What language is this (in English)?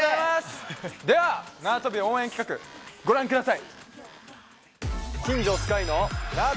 Japanese